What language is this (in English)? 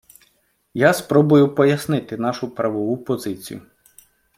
Ukrainian